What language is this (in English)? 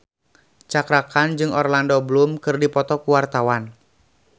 Sundanese